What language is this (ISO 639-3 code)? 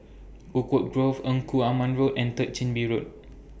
eng